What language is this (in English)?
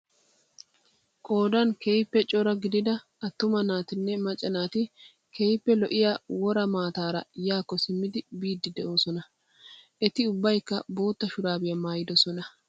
Wolaytta